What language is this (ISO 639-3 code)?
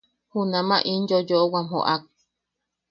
yaq